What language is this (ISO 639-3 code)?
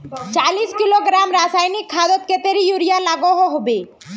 mag